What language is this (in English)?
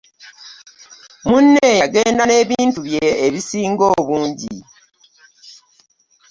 Ganda